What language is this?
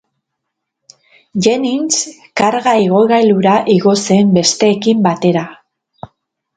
Basque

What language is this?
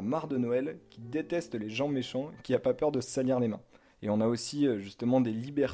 French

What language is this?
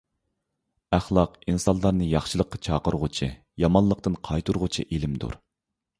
Uyghur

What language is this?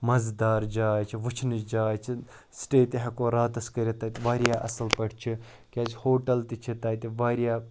Kashmiri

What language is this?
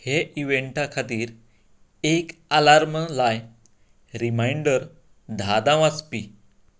Konkani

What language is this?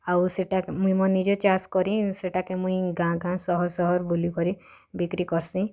Odia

